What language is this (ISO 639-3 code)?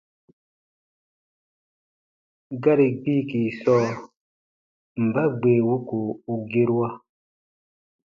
bba